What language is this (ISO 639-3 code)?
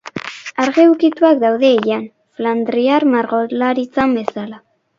eus